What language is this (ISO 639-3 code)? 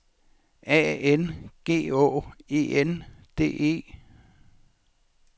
dan